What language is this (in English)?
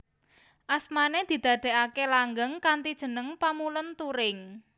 Javanese